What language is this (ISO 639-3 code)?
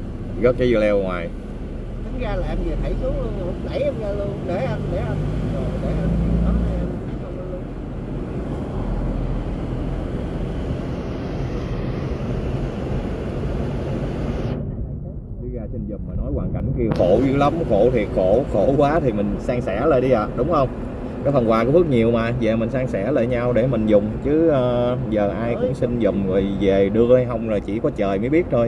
vie